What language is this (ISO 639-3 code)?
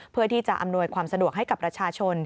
tha